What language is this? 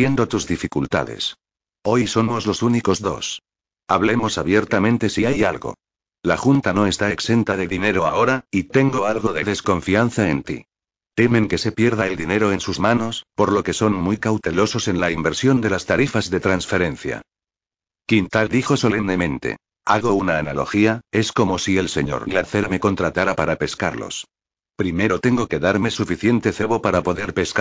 Spanish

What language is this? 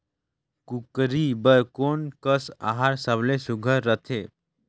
Chhattisgarhi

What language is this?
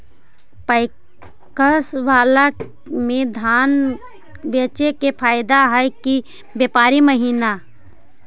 Magahi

